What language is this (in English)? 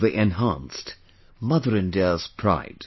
English